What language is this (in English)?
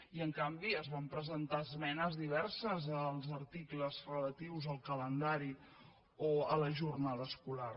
Catalan